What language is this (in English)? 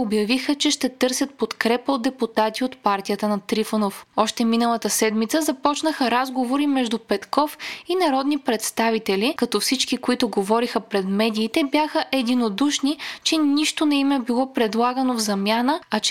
Bulgarian